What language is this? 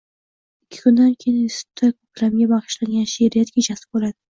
Uzbek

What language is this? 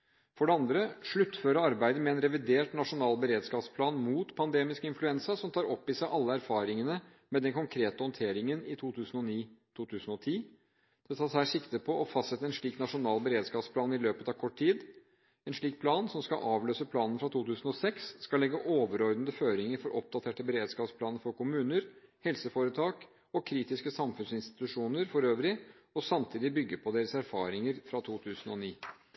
Norwegian Bokmål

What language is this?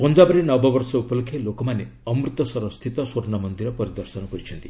Odia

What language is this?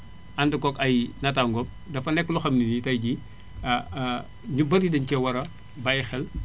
Wolof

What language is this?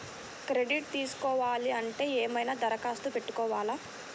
Telugu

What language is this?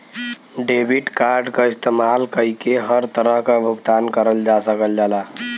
Bhojpuri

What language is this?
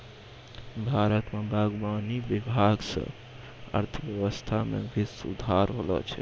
Maithili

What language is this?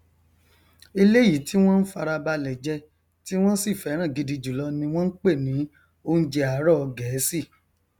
Yoruba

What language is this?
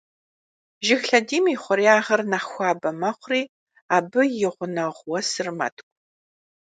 Kabardian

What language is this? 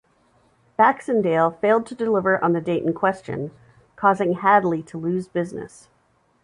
English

